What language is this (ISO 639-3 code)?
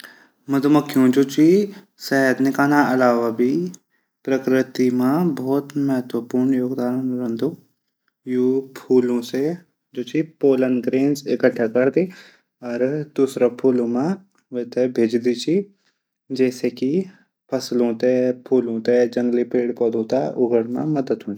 gbm